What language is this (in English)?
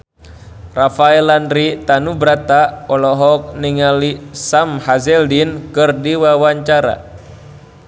Sundanese